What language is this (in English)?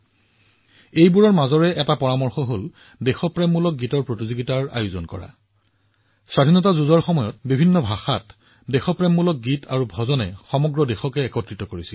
Assamese